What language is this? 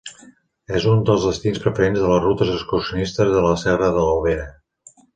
Catalan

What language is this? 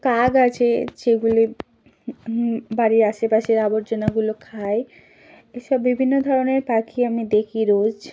Bangla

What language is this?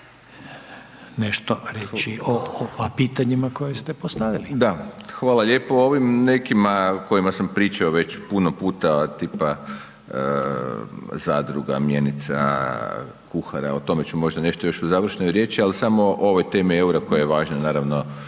Croatian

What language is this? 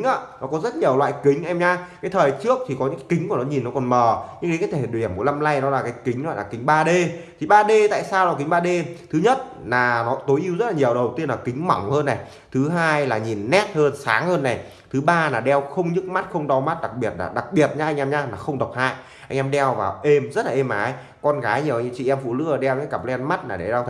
Vietnamese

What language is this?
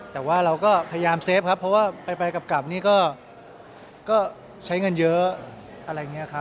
Thai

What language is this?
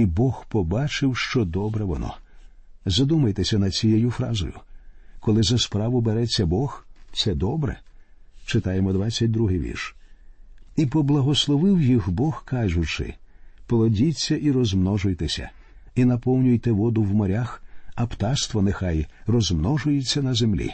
Ukrainian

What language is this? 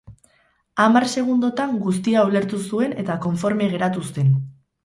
Basque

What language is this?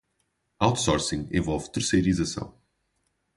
Portuguese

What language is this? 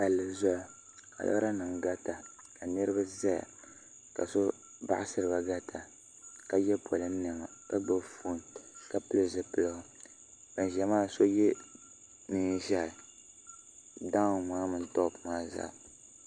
Dagbani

